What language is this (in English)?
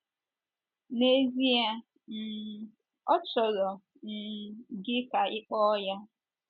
Igbo